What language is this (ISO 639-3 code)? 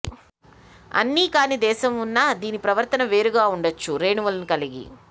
tel